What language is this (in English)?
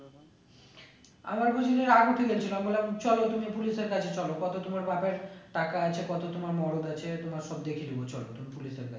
Bangla